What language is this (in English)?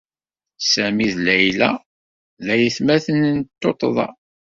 Kabyle